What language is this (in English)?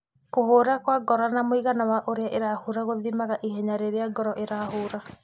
Kikuyu